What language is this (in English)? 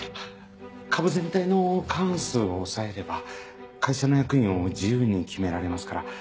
Japanese